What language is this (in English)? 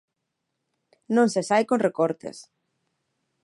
Galician